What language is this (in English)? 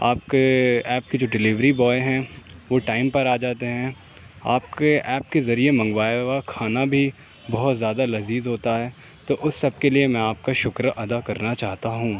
Urdu